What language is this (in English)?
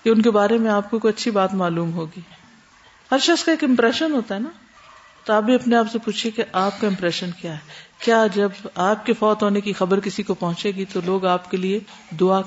Urdu